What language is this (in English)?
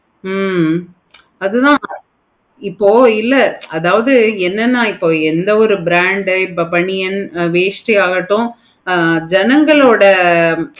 Tamil